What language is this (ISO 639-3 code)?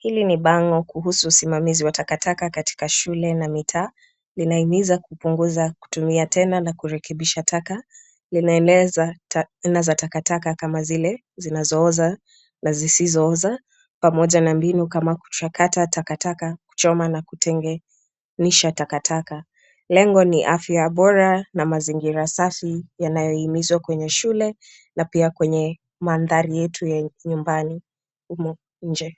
swa